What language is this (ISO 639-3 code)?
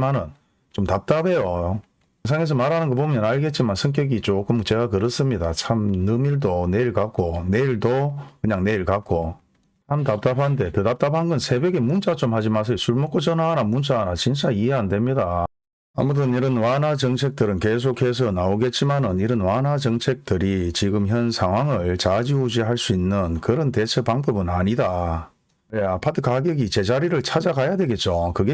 kor